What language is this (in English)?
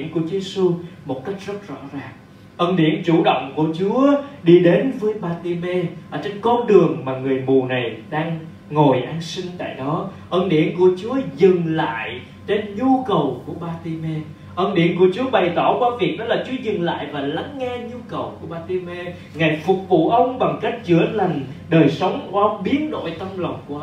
Vietnamese